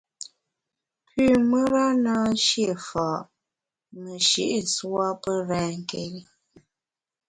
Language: Bamun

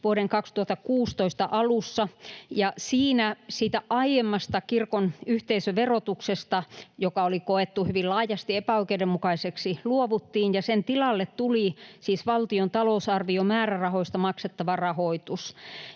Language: Finnish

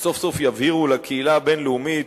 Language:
Hebrew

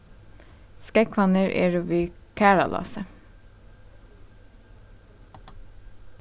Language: Faroese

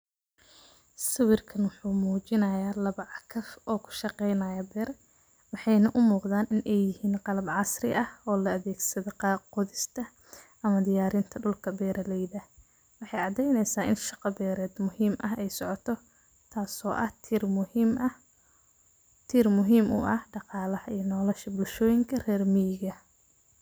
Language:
Somali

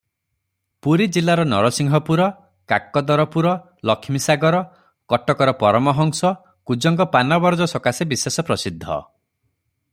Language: Odia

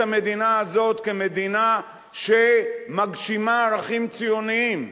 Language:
Hebrew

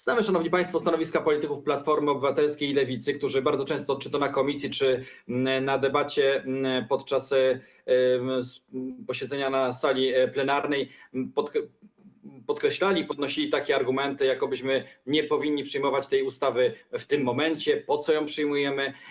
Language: Polish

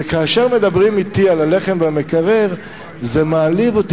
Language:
Hebrew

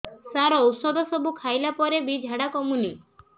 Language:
Odia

